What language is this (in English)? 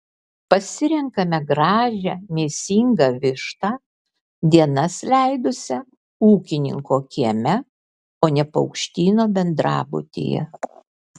Lithuanian